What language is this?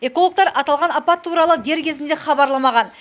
Kazakh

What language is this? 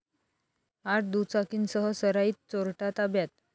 Marathi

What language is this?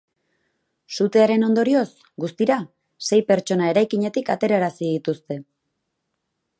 Basque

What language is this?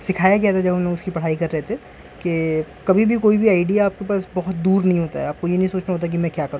Urdu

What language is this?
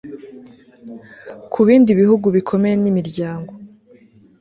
Kinyarwanda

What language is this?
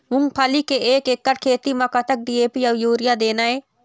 Chhattisgarhi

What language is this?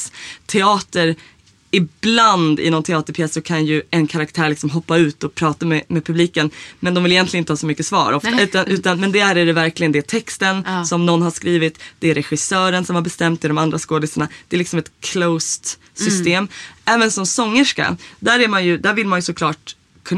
Swedish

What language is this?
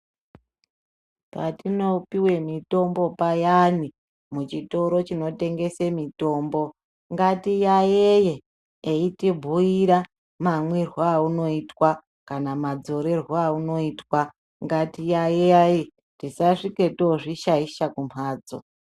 Ndau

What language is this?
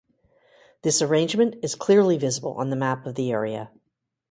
English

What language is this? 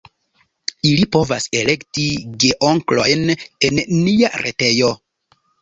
Esperanto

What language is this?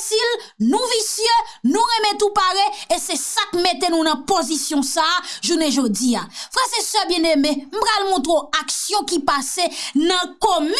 French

